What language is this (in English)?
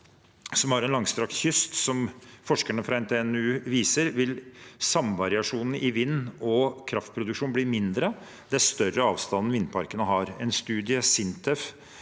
Norwegian